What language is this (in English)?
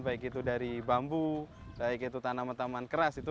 Indonesian